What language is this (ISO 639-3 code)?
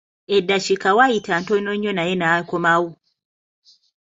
lug